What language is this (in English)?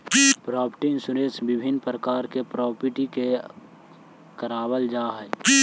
Magahi